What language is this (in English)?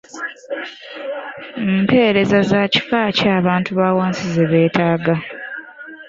Ganda